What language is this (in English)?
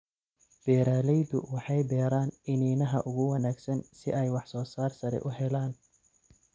Somali